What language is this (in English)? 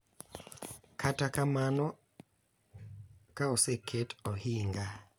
Luo (Kenya and Tanzania)